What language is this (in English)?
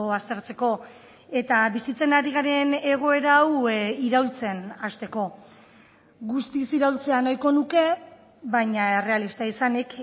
Basque